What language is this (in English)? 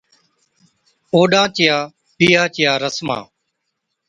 Od